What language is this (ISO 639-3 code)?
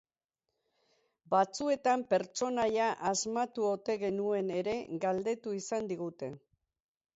eus